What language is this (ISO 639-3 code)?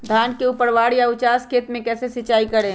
mag